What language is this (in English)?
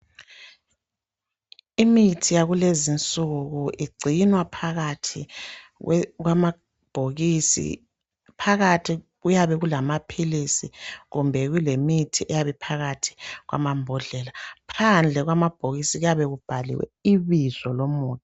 North Ndebele